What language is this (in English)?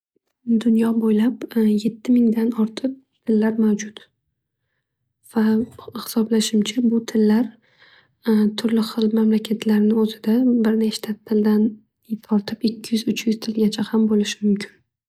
Uzbek